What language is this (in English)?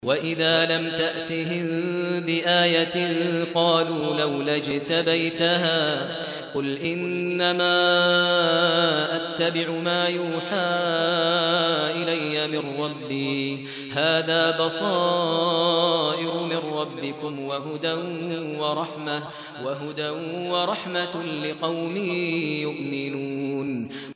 Arabic